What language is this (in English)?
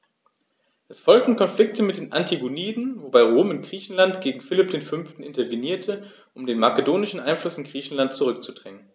German